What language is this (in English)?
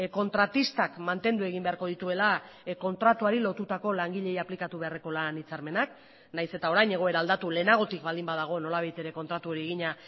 Basque